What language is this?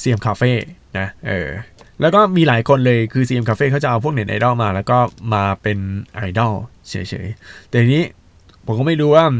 Thai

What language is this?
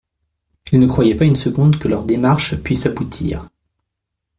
French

